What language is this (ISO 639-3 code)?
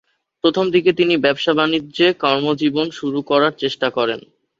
ben